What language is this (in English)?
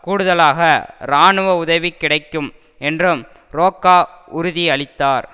Tamil